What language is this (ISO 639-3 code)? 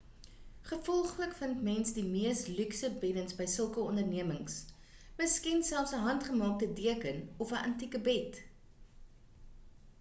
afr